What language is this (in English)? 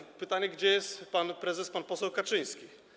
Polish